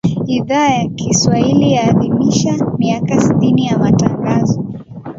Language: Swahili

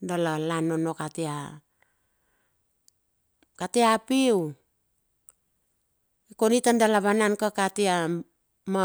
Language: Bilur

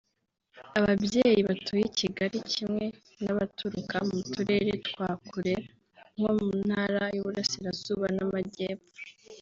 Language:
Kinyarwanda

